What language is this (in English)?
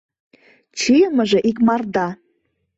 Mari